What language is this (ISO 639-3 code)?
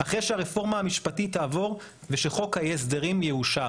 heb